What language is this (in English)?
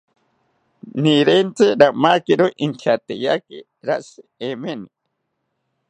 South Ucayali Ashéninka